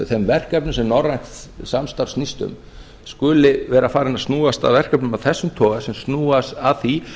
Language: Icelandic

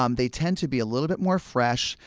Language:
English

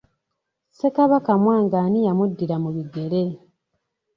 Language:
Ganda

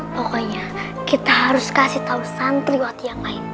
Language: Indonesian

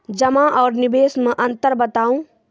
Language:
Maithili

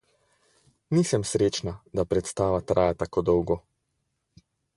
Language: Slovenian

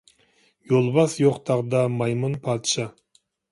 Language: Uyghur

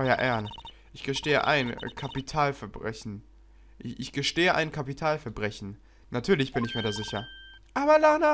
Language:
German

